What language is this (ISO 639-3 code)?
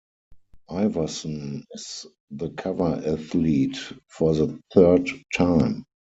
eng